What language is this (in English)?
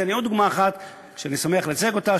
Hebrew